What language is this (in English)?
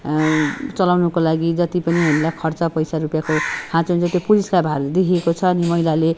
Nepali